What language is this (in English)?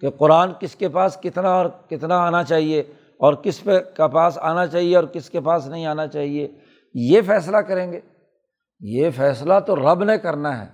Urdu